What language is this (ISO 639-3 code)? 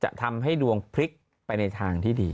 tha